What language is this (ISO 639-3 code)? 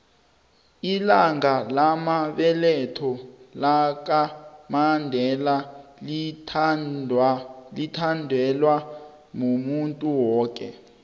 nbl